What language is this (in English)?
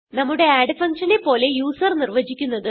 Malayalam